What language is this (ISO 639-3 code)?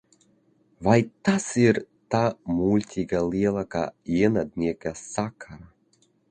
lav